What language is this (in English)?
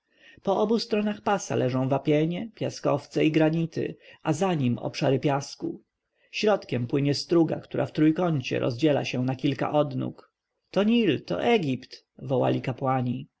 Polish